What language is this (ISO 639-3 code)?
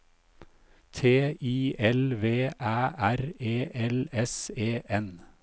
nor